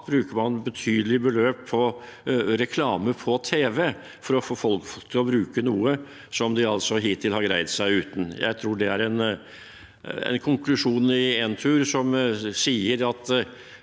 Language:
Norwegian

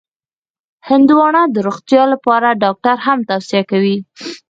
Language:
Pashto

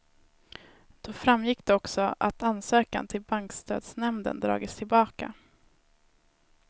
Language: Swedish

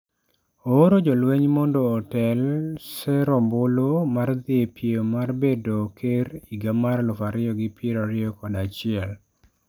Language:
Luo (Kenya and Tanzania)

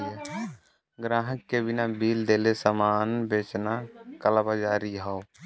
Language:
Bhojpuri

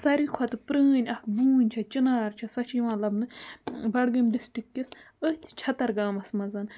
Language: Kashmiri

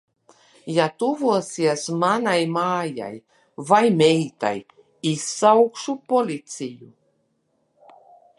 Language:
Latvian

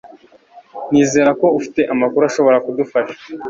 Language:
Kinyarwanda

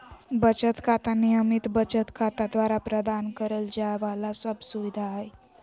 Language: Magahi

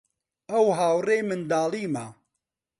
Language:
Central Kurdish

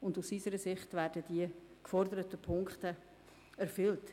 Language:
Swiss German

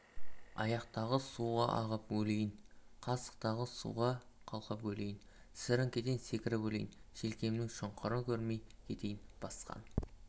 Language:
Kazakh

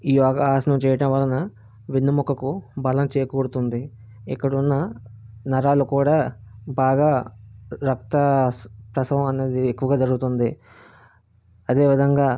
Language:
Telugu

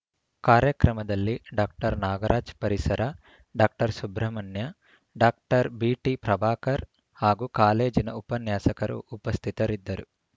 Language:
Kannada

